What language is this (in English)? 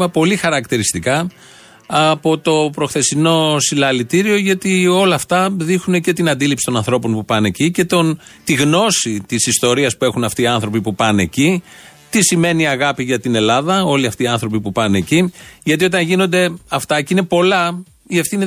Greek